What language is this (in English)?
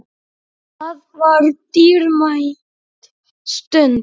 Icelandic